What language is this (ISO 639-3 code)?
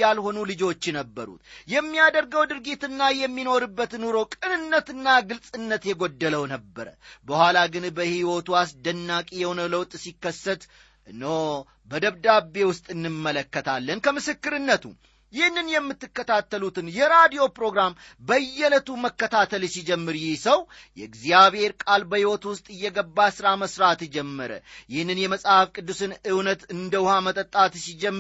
amh